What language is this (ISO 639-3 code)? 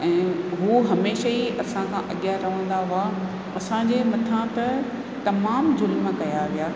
snd